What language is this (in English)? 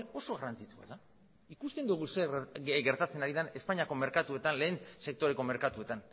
Basque